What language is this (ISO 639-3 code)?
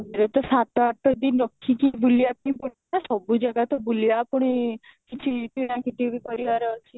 ori